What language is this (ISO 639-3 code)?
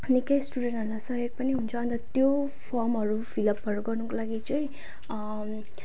nep